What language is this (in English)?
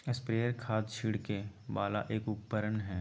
Magahi